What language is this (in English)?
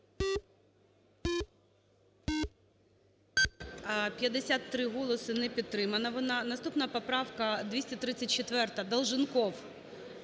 Ukrainian